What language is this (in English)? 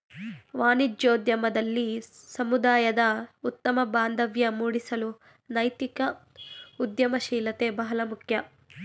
Kannada